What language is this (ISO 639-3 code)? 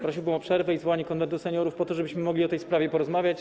pol